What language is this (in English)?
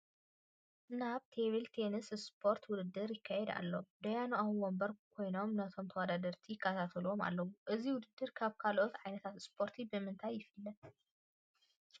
Tigrinya